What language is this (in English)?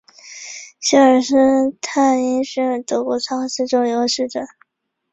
Chinese